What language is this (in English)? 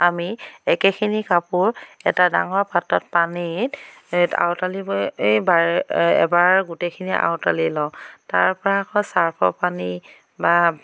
Assamese